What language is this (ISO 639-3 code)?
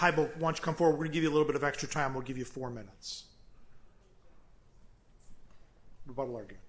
eng